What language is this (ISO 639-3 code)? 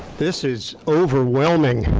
eng